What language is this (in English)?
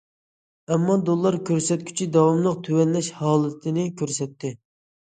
Uyghur